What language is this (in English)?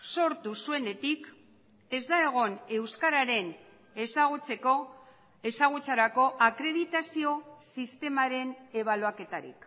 Basque